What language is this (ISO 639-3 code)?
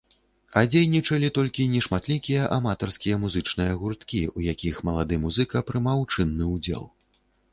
bel